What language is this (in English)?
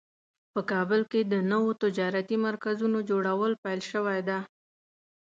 Pashto